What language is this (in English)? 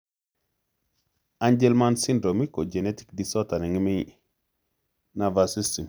Kalenjin